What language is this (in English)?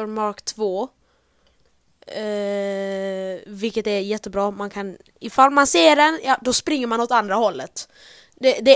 Swedish